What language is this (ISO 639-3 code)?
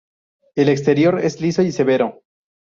spa